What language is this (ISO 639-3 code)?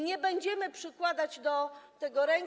pol